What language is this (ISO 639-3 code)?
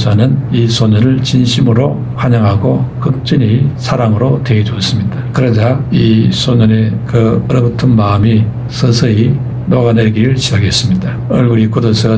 kor